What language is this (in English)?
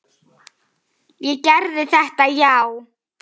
Icelandic